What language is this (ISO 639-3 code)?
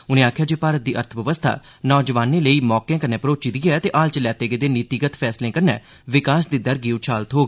doi